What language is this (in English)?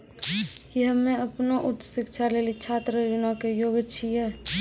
Maithili